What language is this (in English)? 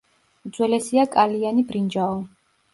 Georgian